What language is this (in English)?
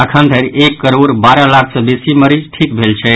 Maithili